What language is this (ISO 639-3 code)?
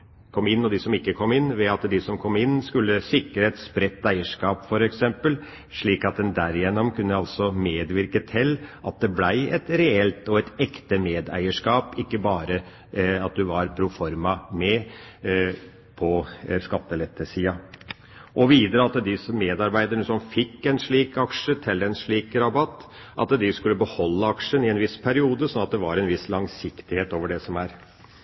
nob